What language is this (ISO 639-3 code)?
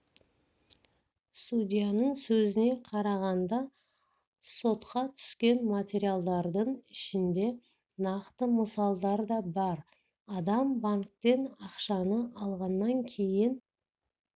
kaz